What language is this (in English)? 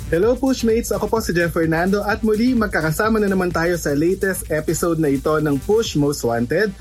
Filipino